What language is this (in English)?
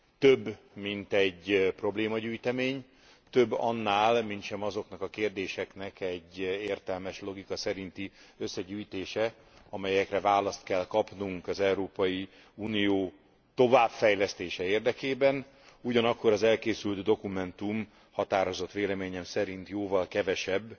Hungarian